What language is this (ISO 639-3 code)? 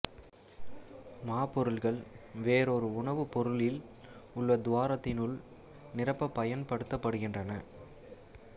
tam